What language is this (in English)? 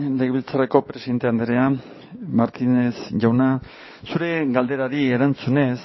Basque